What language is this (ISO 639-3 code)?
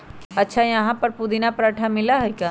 mag